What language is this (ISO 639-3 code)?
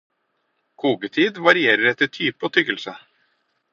nob